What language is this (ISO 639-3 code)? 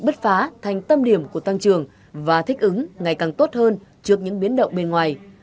vie